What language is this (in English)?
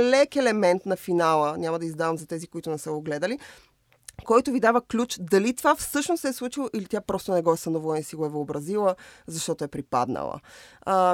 Bulgarian